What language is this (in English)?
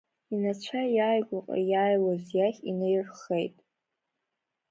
Abkhazian